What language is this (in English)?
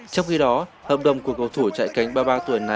Vietnamese